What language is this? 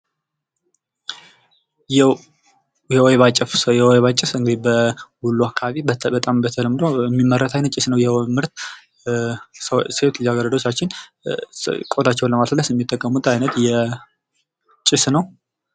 Amharic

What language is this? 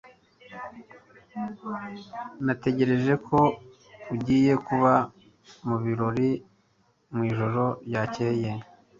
Kinyarwanda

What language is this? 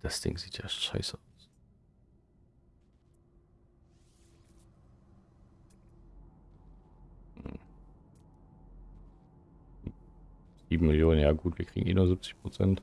German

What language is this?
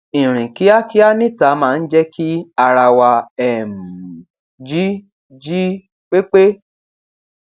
Yoruba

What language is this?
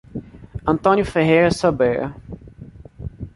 Portuguese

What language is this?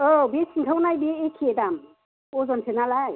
Bodo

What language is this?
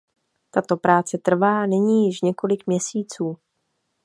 Czech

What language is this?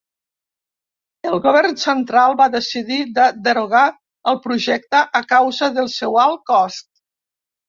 Catalan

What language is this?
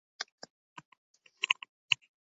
Uzbek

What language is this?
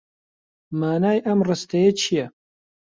Central Kurdish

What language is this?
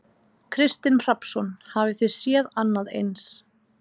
Icelandic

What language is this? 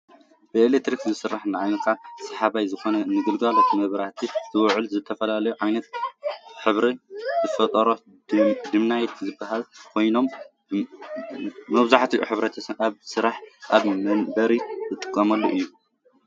Tigrinya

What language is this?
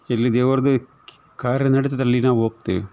Kannada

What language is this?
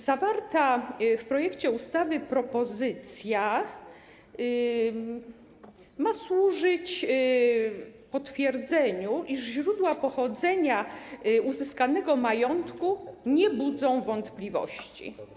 Polish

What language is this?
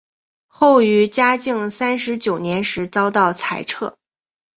Chinese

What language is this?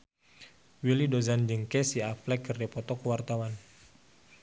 Sundanese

